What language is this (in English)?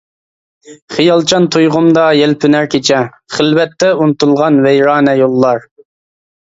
Uyghur